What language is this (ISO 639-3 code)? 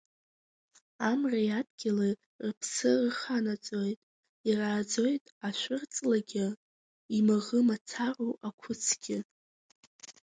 abk